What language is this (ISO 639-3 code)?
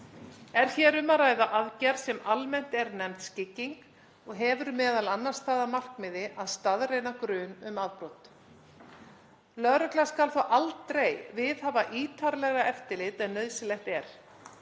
isl